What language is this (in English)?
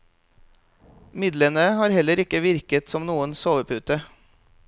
Norwegian